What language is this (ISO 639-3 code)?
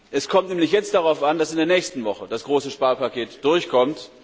deu